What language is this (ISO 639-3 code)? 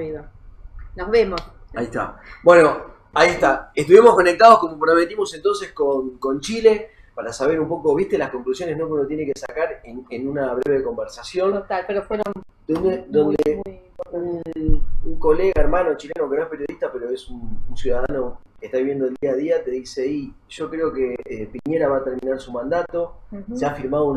spa